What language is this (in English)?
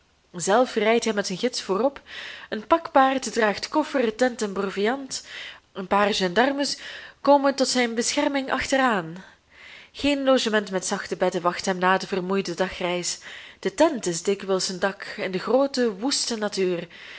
Dutch